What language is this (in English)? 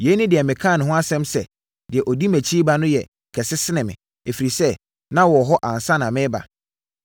Akan